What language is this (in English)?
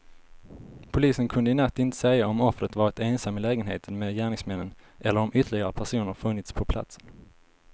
Swedish